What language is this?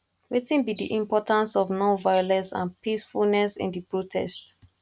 Nigerian Pidgin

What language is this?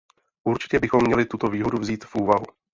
Czech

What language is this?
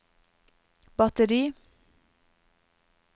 Norwegian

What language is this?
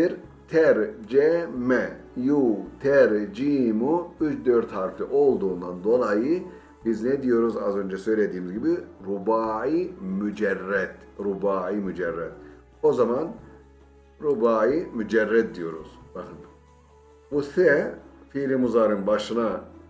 Turkish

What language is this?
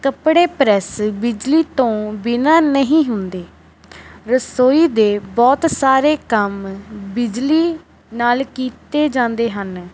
Punjabi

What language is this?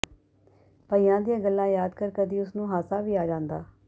Punjabi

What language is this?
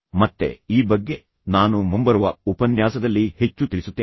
Kannada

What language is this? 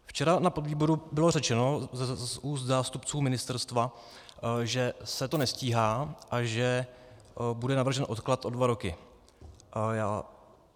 Czech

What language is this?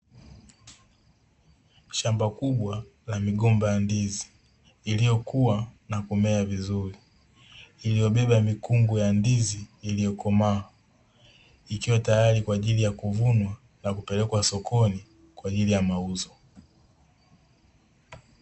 Swahili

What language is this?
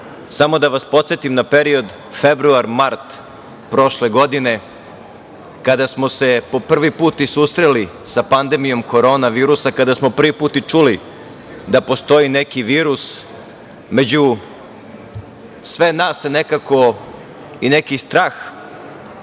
Serbian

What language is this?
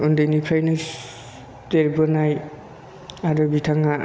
Bodo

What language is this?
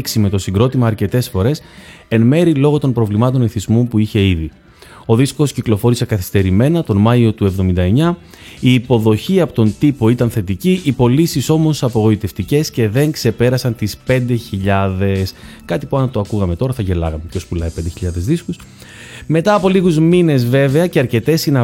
Greek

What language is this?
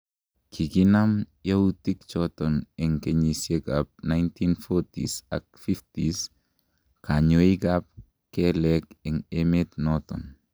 Kalenjin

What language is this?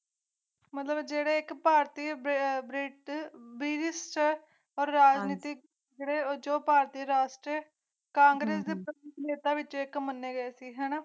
Punjabi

